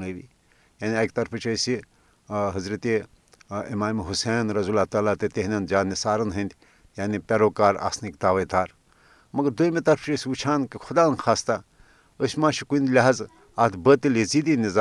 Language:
Urdu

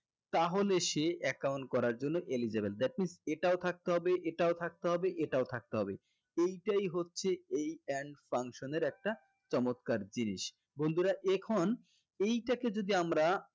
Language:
Bangla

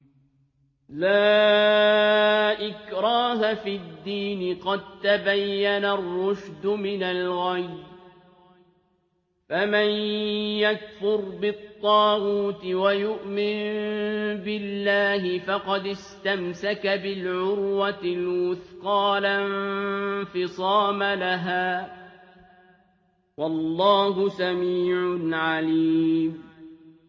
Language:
Arabic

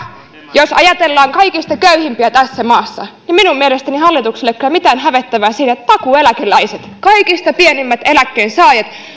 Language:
Finnish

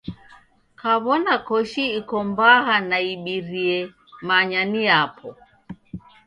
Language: Taita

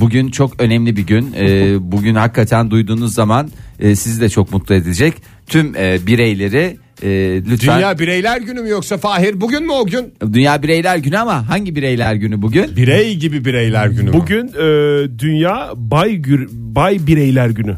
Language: Turkish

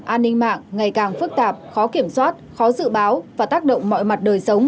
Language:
Vietnamese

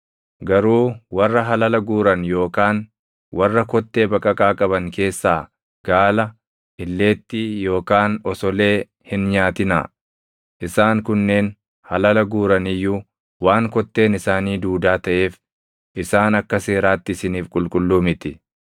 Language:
Oromo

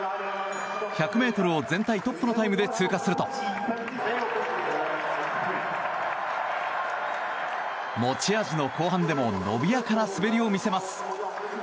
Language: Japanese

